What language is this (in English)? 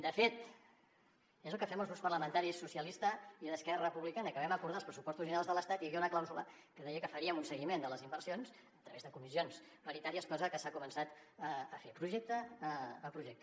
Catalan